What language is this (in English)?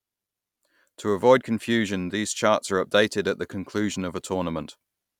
English